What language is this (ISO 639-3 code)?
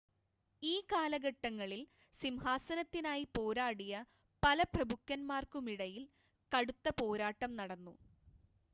mal